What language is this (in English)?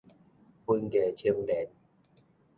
Min Nan Chinese